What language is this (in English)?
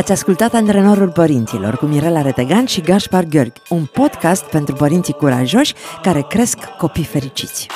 Romanian